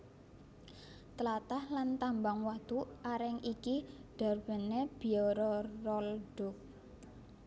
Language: Javanese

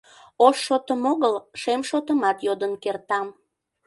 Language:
Mari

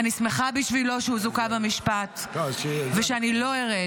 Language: Hebrew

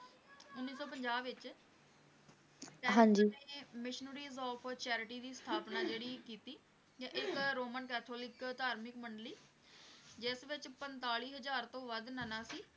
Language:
Punjabi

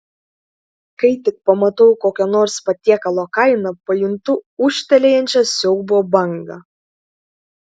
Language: Lithuanian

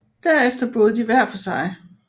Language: Danish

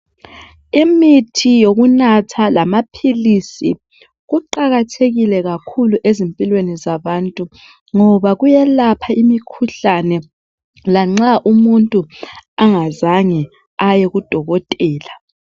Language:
North Ndebele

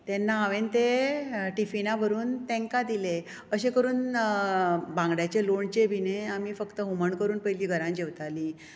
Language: Konkani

